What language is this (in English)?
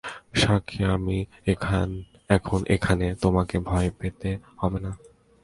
Bangla